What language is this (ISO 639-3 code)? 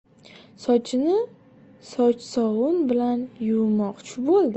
uzb